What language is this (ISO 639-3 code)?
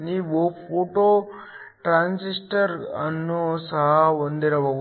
kan